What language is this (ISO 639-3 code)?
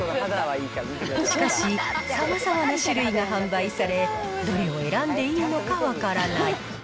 jpn